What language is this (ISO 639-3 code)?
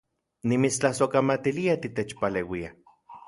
ncx